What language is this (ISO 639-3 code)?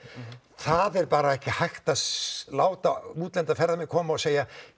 isl